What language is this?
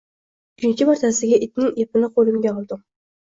Uzbek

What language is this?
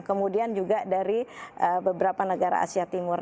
Indonesian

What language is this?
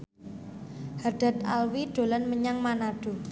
Javanese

